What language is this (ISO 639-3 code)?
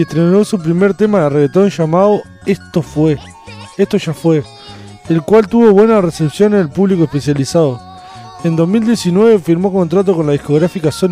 spa